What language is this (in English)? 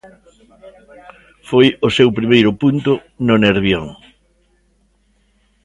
Galician